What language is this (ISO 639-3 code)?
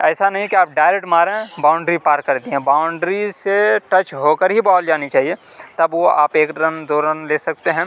urd